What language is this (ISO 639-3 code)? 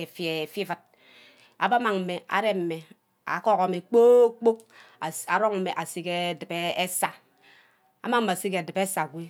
byc